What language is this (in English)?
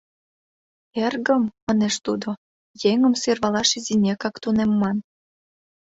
Mari